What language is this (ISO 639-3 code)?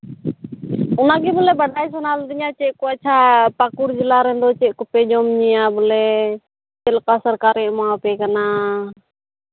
sat